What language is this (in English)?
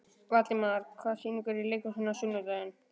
Icelandic